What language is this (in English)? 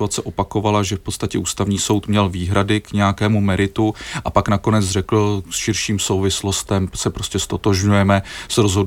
Czech